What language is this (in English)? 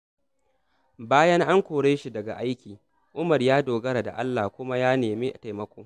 Hausa